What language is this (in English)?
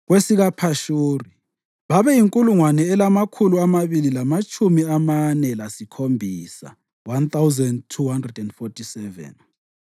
North Ndebele